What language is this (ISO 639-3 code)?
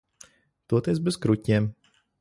lav